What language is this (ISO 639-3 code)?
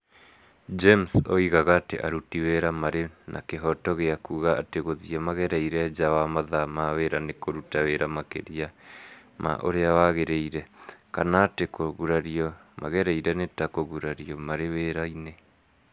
kik